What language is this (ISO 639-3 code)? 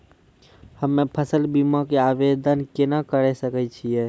mai